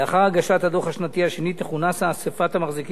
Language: Hebrew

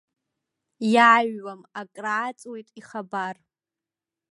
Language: Abkhazian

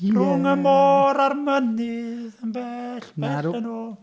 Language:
Welsh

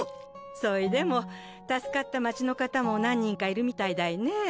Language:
Japanese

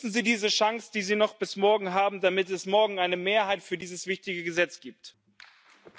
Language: German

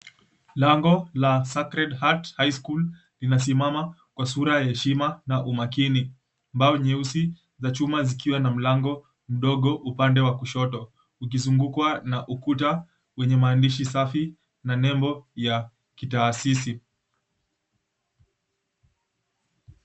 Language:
Swahili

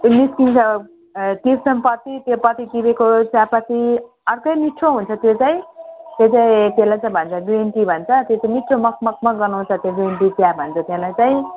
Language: Nepali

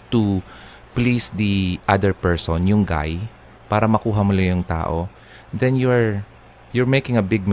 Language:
Filipino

